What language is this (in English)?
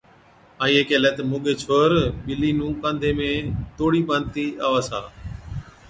Od